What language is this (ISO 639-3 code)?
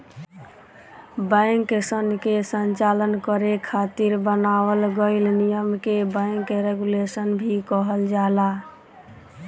bho